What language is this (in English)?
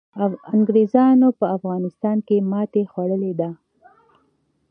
Pashto